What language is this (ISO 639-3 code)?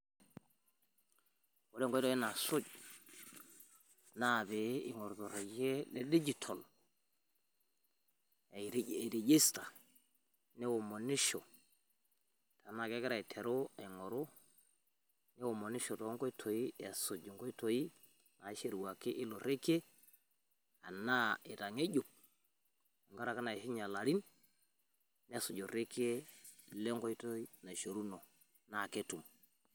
mas